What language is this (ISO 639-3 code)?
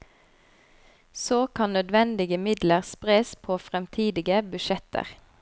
nor